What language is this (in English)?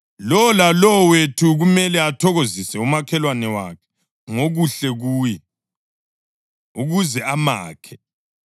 North Ndebele